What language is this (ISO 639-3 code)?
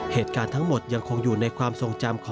tha